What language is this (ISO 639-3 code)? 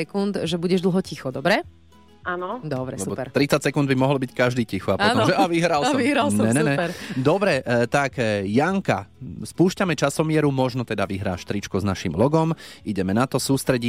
slk